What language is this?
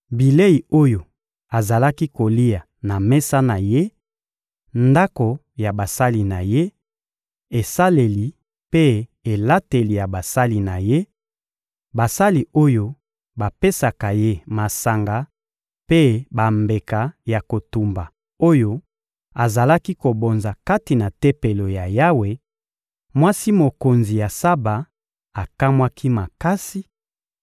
Lingala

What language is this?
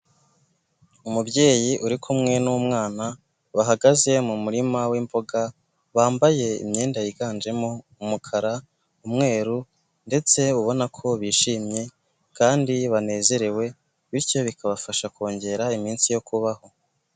Kinyarwanda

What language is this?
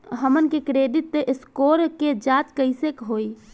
Bhojpuri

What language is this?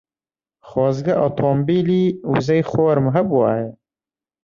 Central Kurdish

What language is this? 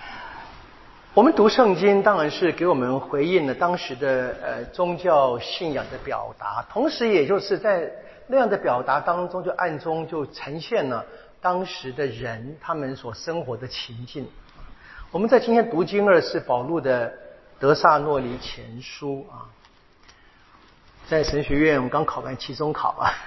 Chinese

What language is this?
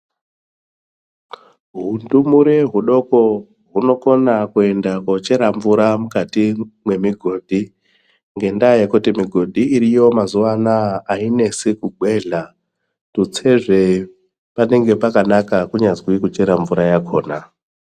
Ndau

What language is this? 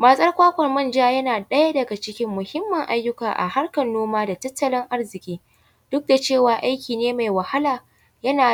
Hausa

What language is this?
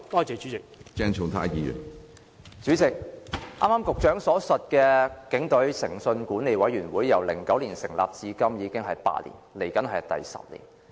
Cantonese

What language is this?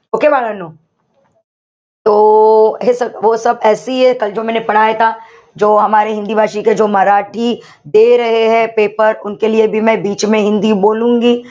Marathi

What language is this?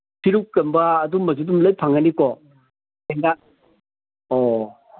Manipuri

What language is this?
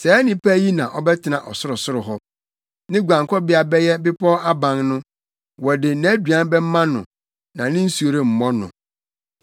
Akan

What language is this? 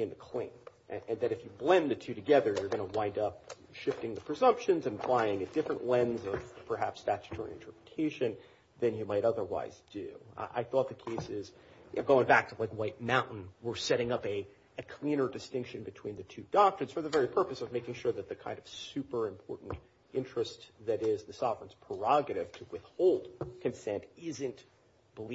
English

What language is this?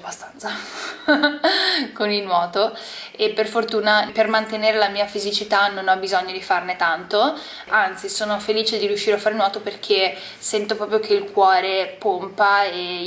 Italian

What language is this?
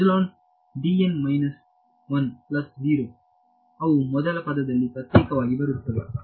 Kannada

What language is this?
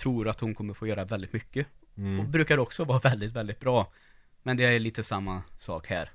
Swedish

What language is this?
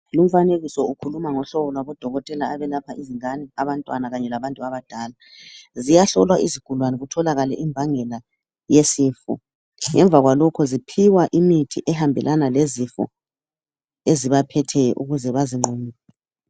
North Ndebele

